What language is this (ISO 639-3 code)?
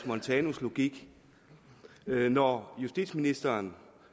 dan